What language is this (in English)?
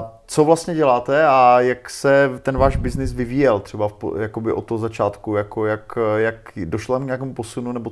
Czech